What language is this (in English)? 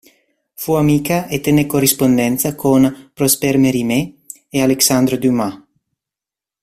Italian